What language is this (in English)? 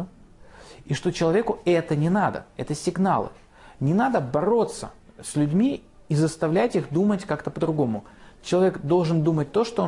Russian